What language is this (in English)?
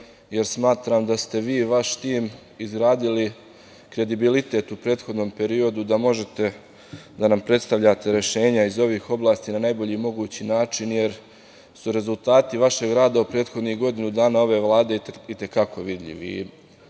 Serbian